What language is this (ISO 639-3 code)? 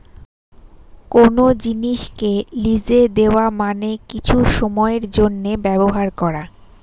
ben